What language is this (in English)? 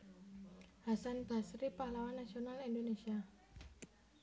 Javanese